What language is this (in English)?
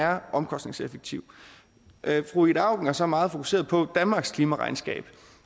Danish